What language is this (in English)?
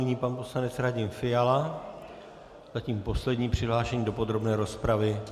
Czech